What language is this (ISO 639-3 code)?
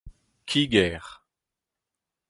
bre